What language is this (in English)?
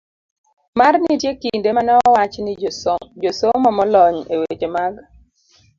Luo (Kenya and Tanzania)